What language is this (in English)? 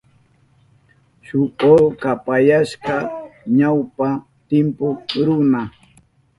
Southern Pastaza Quechua